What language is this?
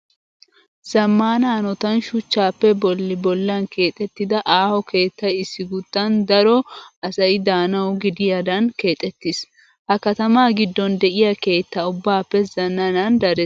Wolaytta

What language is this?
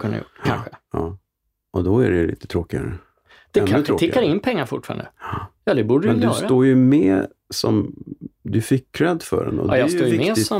Swedish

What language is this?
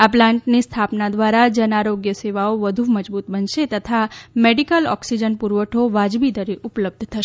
Gujarati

